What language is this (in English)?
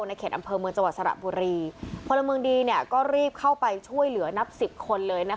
Thai